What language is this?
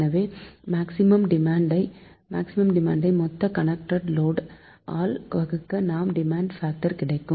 Tamil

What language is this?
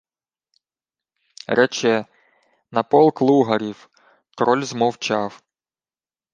Ukrainian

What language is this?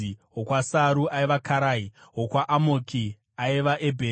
Shona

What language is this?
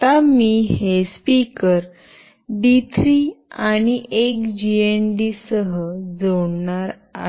Marathi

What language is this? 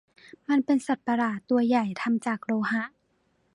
Thai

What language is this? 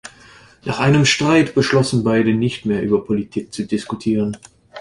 German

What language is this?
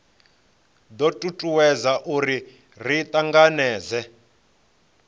Venda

